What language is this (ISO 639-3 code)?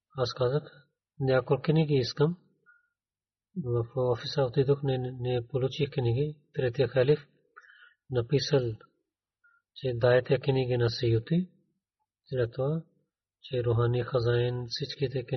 bul